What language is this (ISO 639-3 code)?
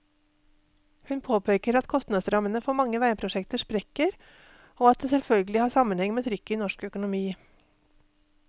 nor